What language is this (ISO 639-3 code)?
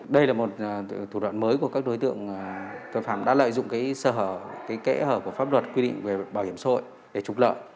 vie